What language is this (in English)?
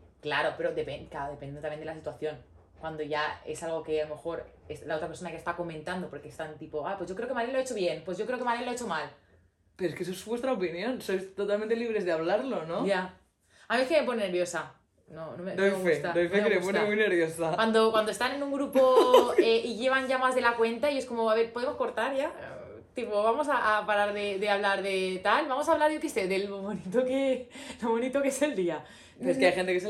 Spanish